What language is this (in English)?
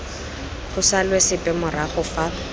Tswana